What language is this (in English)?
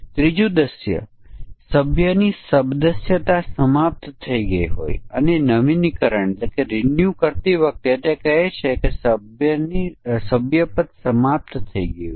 Gujarati